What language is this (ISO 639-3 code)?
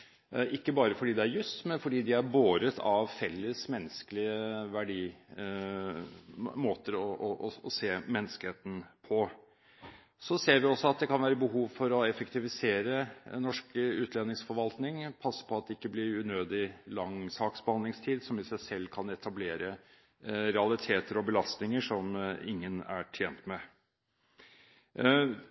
nob